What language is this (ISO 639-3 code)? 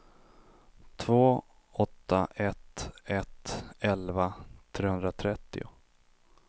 swe